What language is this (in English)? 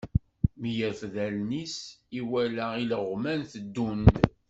Kabyle